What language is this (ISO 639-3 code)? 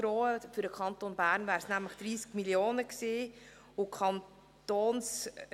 gsw